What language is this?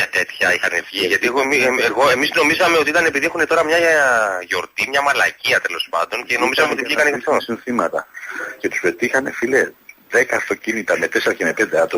Greek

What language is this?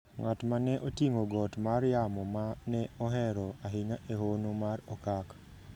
Luo (Kenya and Tanzania)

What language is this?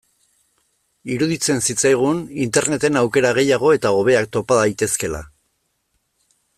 Basque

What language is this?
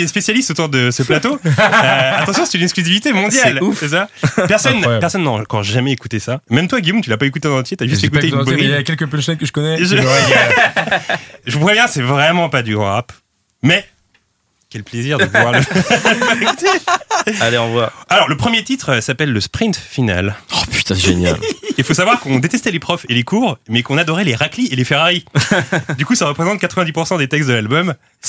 French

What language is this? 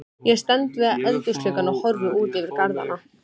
Icelandic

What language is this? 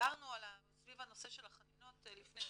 Hebrew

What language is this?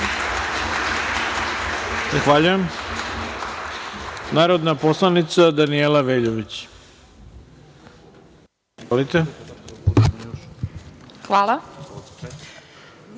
Serbian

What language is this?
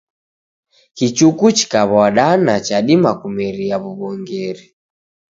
Taita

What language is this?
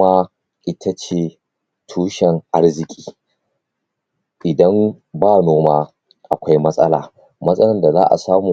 Hausa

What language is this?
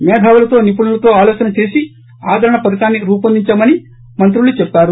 Telugu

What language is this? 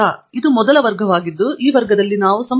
Kannada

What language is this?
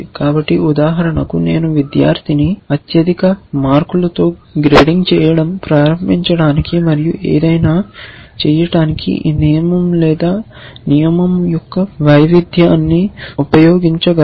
Telugu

